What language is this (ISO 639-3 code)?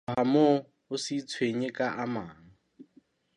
sot